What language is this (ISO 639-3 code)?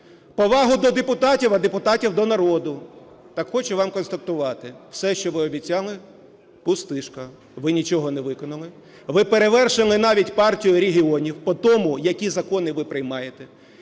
ukr